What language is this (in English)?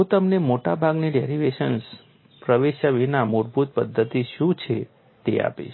Gujarati